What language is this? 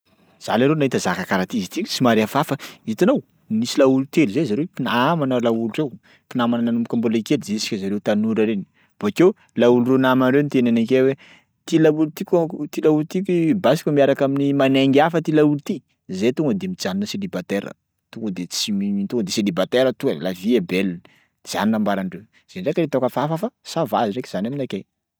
Sakalava Malagasy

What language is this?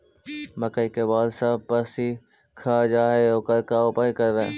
Magahi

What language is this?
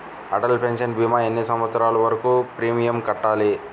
Telugu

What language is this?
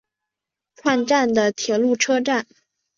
Chinese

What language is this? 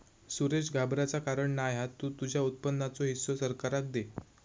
Marathi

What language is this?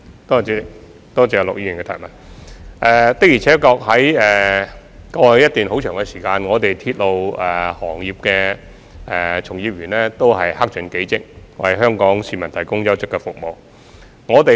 Cantonese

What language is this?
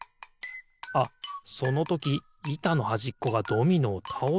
Japanese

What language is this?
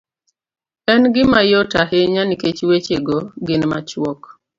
Luo (Kenya and Tanzania)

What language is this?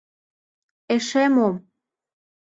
Mari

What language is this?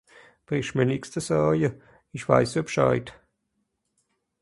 Swiss German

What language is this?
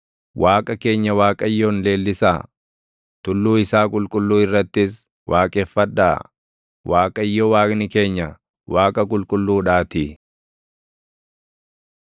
Oromo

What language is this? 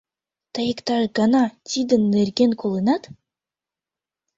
Mari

